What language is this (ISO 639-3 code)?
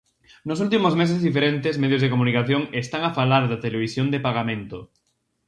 glg